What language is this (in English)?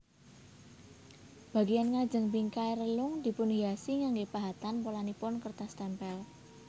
Javanese